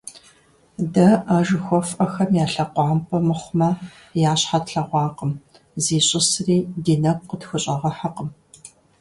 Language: Kabardian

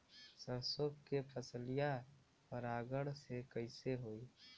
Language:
Bhojpuri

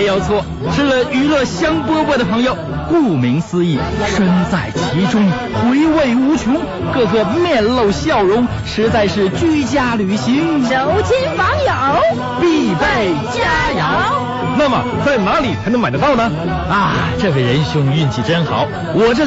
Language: Chinese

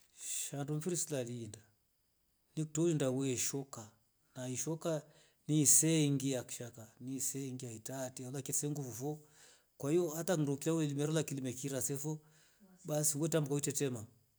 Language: Rombo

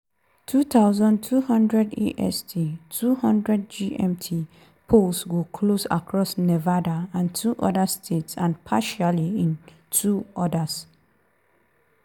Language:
Nigerian Pidgin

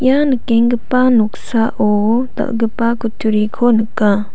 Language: Garo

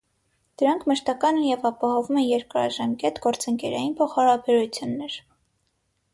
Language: Armenian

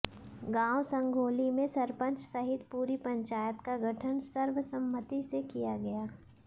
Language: Hindi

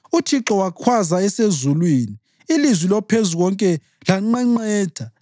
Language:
North Ndebele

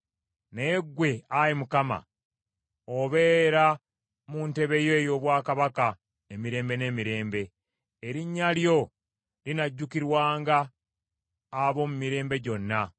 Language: Ganda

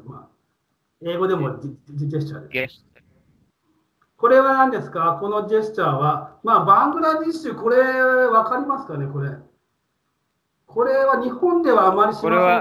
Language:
Japanese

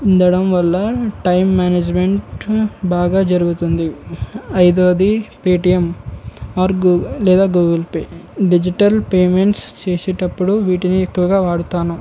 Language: Telugu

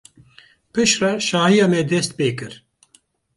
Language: Kurdish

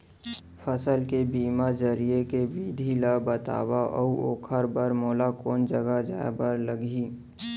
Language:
Chhattisgarhi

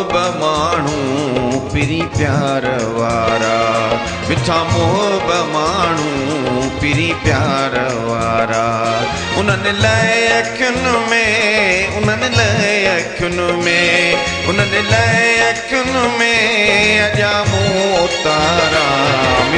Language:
Punjabi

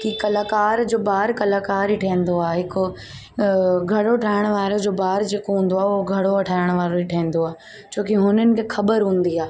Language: Sindhi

